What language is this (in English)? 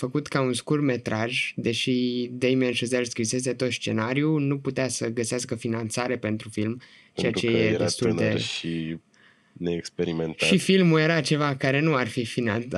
Romanian